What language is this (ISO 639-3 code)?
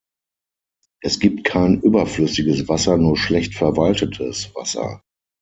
deu